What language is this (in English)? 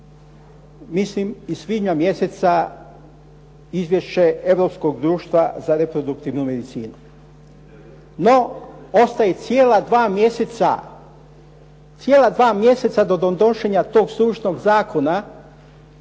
Croatian